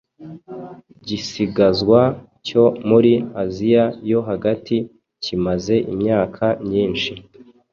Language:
Kinyarwanda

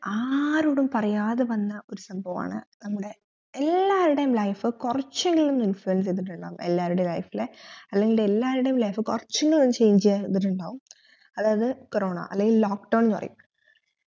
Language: Malayalam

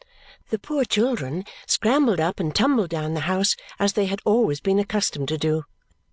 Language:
English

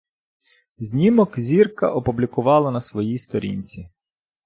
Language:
Ukrainian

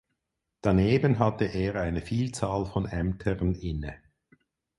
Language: German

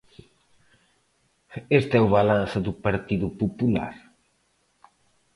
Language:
Galician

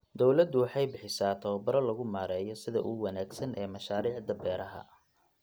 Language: Somali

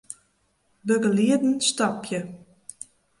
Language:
Western Frisian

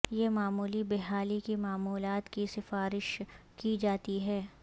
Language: Urdu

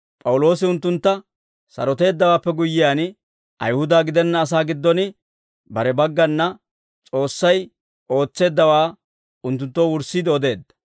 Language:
Dawro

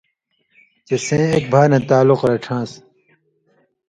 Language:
Indus Kohistani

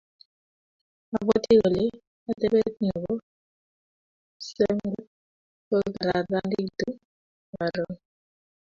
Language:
Kalenjin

